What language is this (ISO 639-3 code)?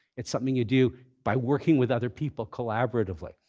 eng